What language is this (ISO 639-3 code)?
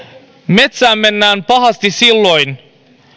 fin